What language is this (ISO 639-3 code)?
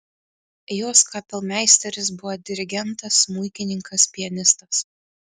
lit